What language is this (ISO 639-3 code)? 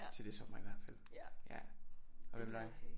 dan